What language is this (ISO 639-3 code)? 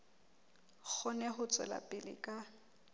sot